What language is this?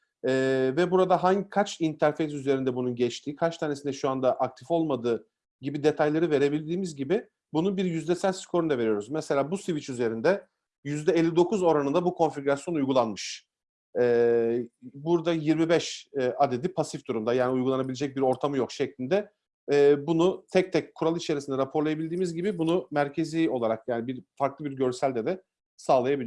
Turkish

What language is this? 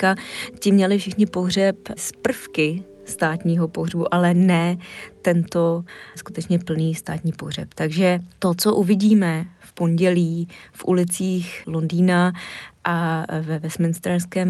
Czech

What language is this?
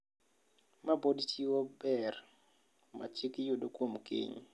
Luo (Kenya and Tanzania)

